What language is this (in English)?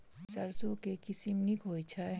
Maithili